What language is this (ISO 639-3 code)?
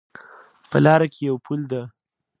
pus